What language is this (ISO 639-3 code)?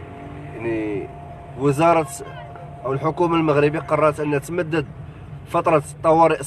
ara